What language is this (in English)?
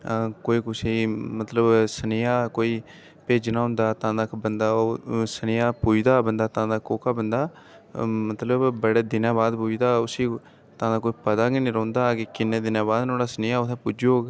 Dogri